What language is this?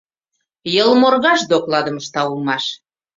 Mari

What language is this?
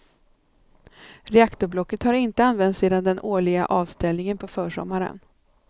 Swedish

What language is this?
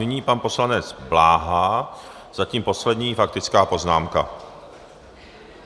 Czech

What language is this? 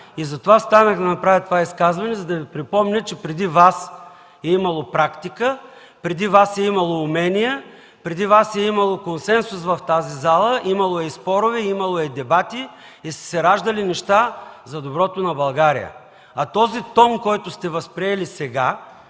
Bulgarian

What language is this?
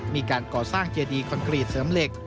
Thai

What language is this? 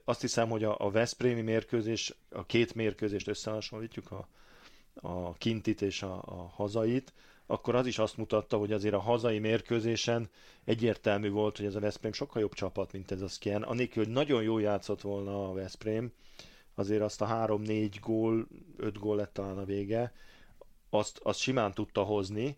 Hungarian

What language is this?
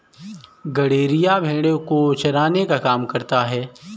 Hindi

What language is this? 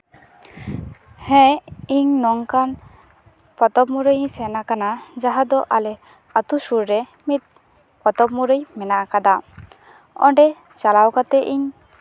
Santali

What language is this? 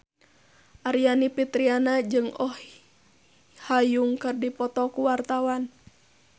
Sundanese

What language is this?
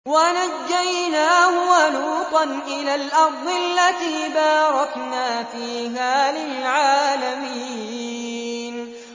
Arabic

